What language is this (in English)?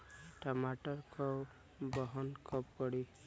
Bhojpuri